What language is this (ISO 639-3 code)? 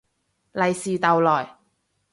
yue